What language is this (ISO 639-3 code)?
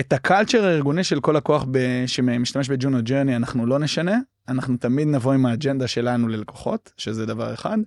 heb